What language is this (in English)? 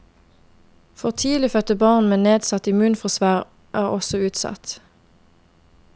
Norwegian